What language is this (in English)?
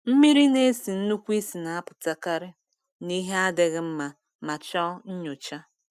Igbo